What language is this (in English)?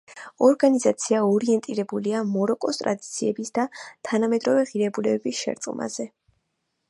Georgian